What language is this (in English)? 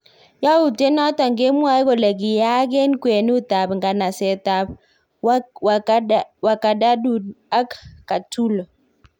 Kalenjin